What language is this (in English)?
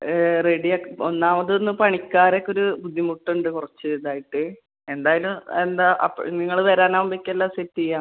Malayalam